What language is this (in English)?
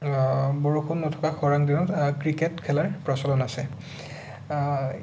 Assamese